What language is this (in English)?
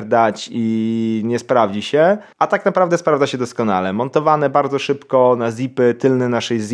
Polish